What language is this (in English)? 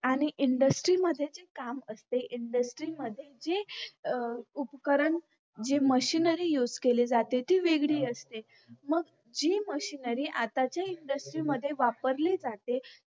Marathi